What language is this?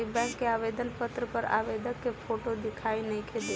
Bhojpuri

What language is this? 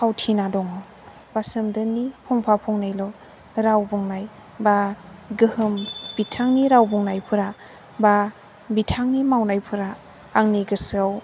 Bodo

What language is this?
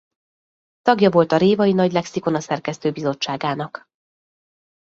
Hungarian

